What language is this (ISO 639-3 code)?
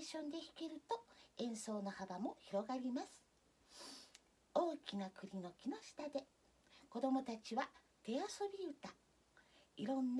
jpn